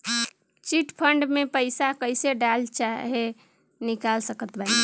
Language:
Bhojpuri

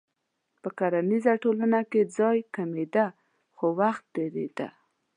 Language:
Pashto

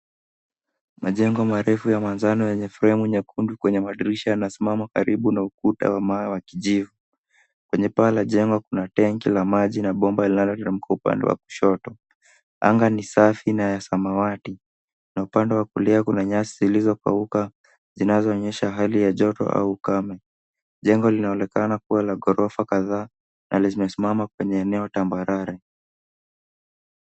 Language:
Swahili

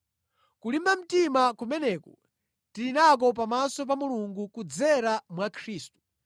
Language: Nyanja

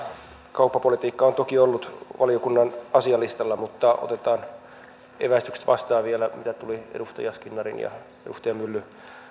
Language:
Finnish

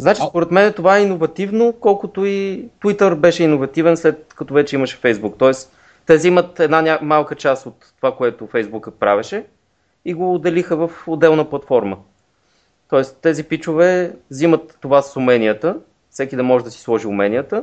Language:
Bulgarian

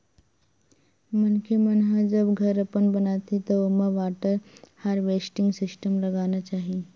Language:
Chhattisgarhi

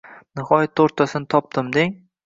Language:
Uzbek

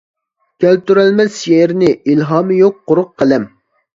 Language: Uyghur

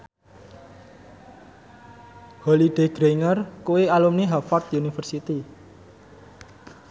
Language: Javanese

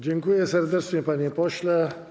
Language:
Polish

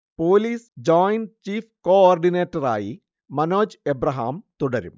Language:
Malayalam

